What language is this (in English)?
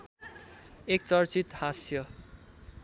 Nepali